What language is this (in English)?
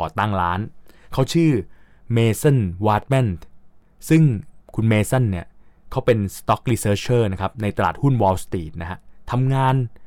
Thai